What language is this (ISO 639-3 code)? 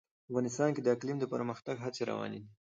pus